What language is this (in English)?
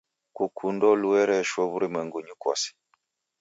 Taita